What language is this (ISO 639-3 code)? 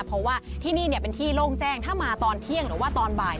tha